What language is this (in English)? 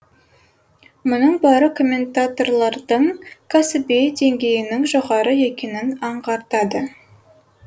Kazakh